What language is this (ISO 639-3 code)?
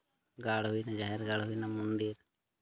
sat